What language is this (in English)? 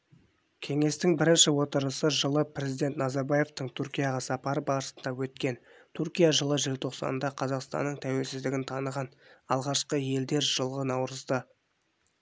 Kazakh